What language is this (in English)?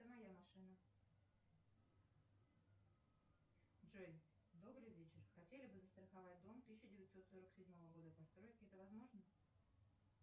Russian